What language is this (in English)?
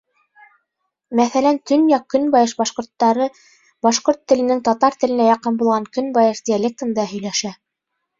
Bashkir